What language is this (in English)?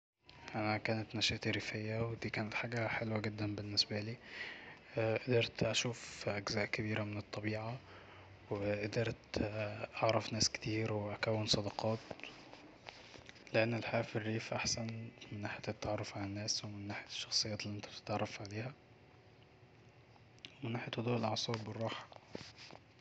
Egyptian Arabic